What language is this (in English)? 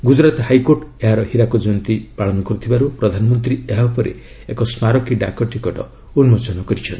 Odia